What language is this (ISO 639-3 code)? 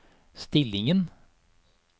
nor